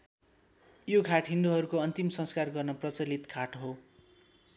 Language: Nepali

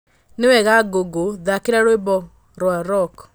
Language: Kikuyu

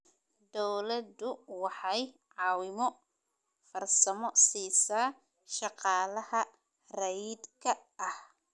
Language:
Somali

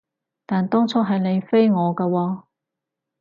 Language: Cantonese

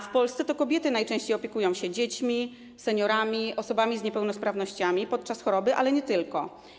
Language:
Polish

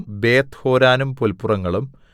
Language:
Malayalam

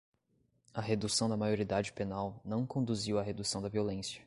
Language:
Portuguese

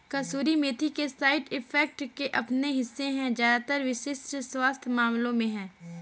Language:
Hindi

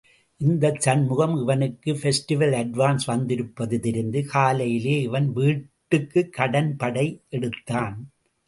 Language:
Tamil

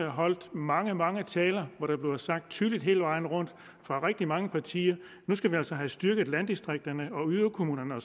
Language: Danish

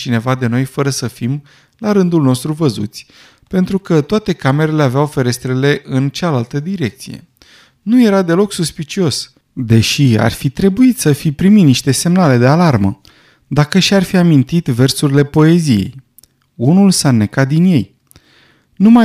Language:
Romanian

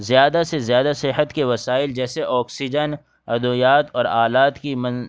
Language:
Urdu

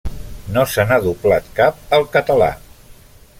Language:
Catalan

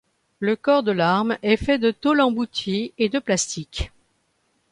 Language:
French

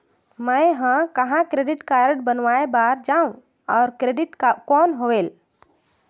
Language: Chhattisgarhi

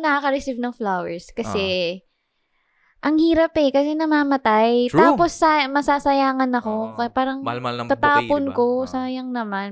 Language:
Filipino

